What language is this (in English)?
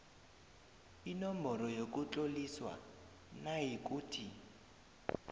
South Ndebele